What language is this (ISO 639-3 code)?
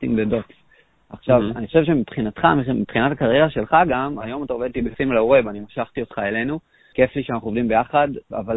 heb